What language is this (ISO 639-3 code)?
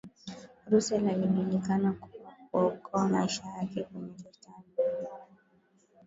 swa